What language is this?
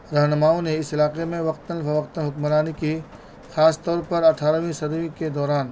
Urdu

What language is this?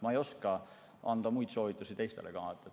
Estonian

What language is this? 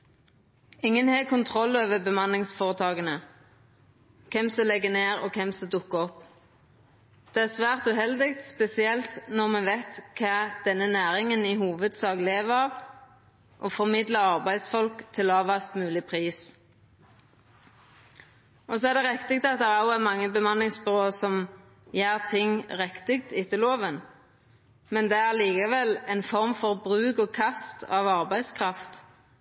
Norwegian Nynorsk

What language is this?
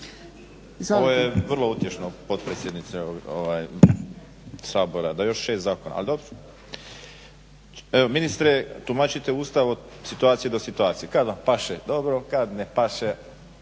Croatian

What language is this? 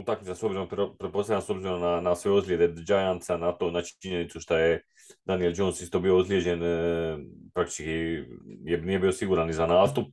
Croatian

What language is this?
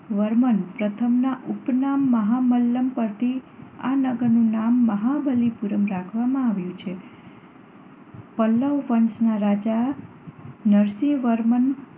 Gujarati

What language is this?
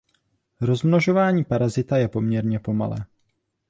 Czech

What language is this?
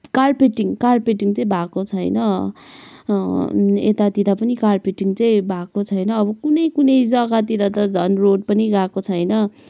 Nepali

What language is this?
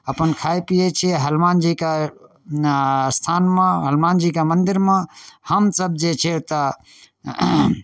Maithili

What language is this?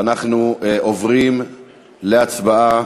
Hebrew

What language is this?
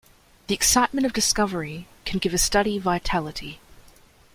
English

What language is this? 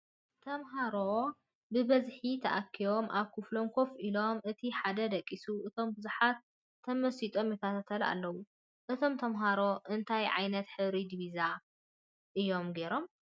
Tigrinya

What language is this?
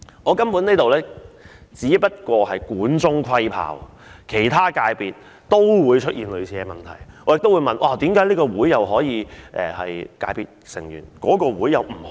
Cantonese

